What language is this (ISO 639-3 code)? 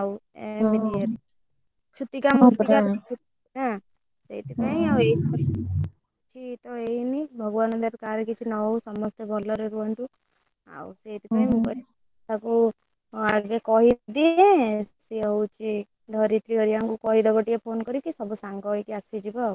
ori